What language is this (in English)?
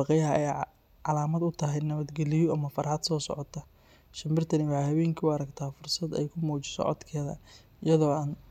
Somali